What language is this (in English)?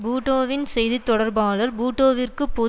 Tamil